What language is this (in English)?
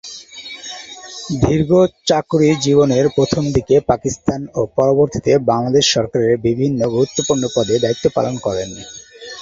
Bangla